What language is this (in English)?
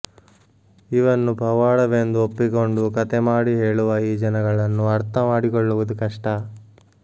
Kannada